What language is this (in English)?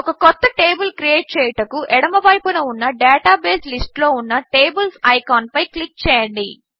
Telugu